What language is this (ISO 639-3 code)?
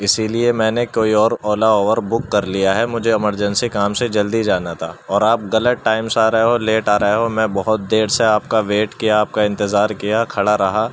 urd